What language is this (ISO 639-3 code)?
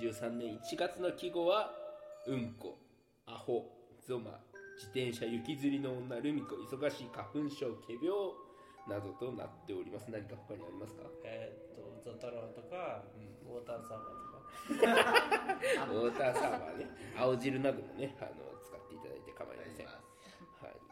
jpn